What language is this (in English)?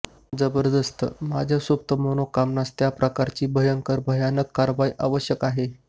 Marathi